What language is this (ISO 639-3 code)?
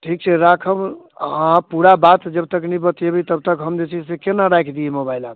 mai